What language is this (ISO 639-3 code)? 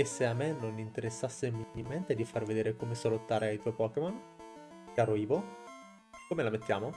ita